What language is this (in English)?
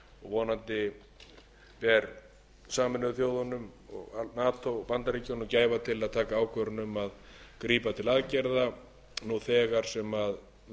Icelandic